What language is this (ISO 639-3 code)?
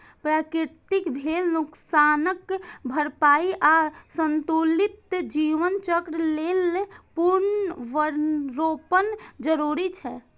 mai